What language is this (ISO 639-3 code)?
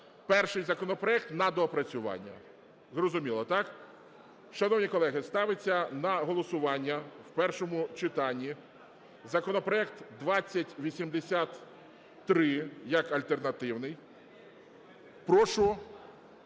ukr